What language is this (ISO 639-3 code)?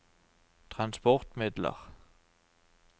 nor